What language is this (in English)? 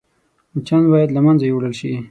Pashto